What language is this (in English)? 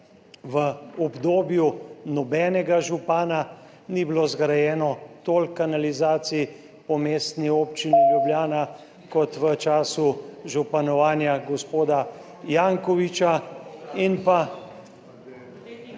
Slovenian